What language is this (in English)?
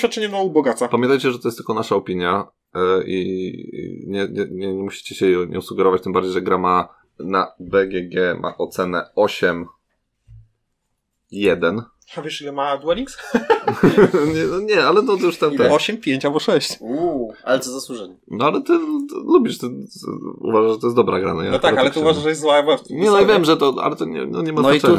Polish